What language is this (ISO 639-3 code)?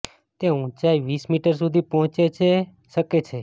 guj